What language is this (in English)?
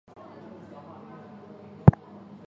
Chinese